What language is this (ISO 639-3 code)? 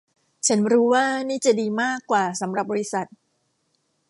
tha